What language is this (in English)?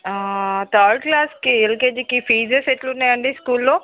Telugu